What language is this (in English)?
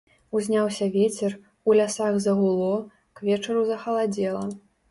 Belarusian